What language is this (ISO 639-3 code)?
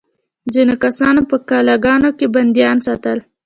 pus